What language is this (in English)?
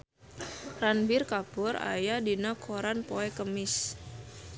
Sundanese